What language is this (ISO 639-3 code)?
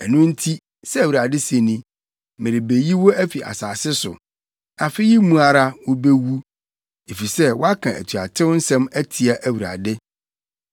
aka